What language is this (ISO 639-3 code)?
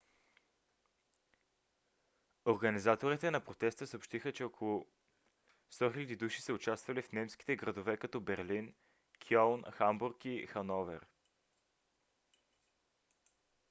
bul